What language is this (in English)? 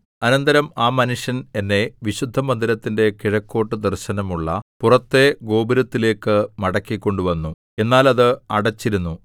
Malayalam